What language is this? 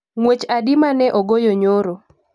Luo (Kenya and Tanzania)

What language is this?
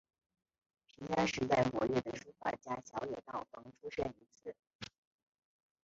Chinese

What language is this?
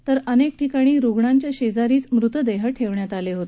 Marathi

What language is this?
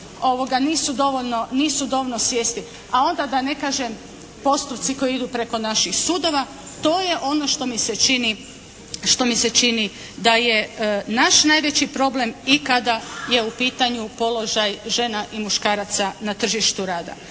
Croatian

